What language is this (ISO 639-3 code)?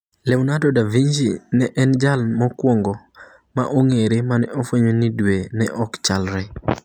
luo